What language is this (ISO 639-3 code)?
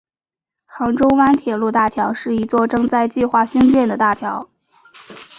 zho